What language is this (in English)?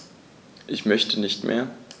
German